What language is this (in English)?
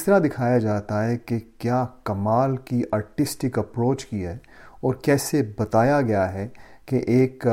Urdu